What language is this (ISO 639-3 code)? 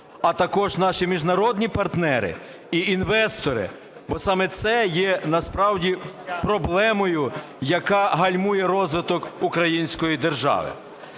ukr